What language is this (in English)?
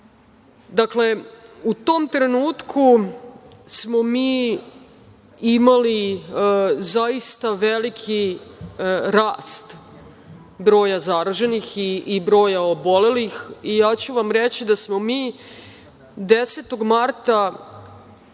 Serbian